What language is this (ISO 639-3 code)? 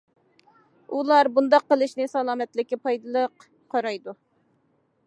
uig